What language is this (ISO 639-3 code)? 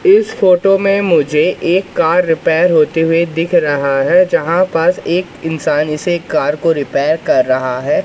hin